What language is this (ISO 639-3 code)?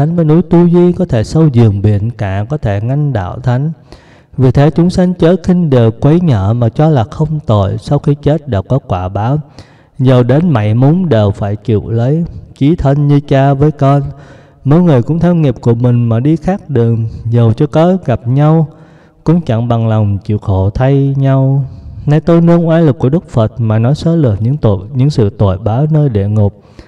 vie